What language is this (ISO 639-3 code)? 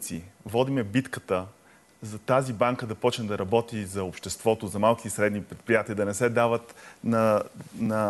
bul